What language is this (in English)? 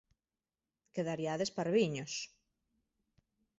Galician